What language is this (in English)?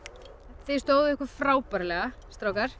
Icelandic